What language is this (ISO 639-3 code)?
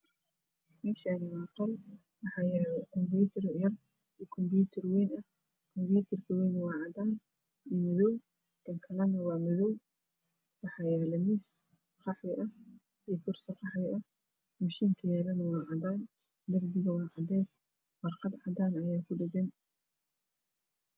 som